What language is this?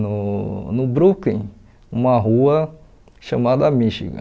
Portuguese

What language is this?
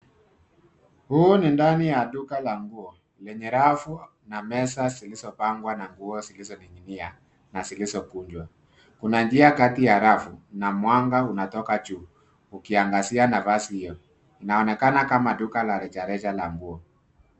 Swahili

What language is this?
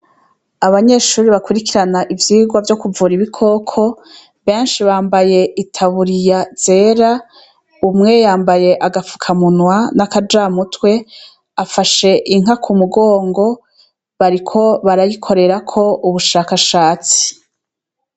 Rundi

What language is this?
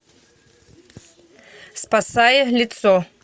Russian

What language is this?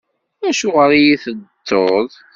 Kabyle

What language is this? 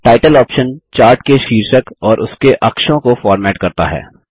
Hindi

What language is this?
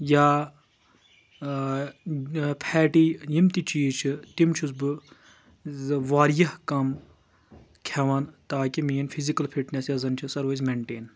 Kashmiri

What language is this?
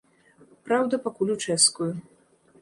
Belarusian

